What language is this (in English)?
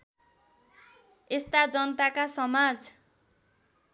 Nepali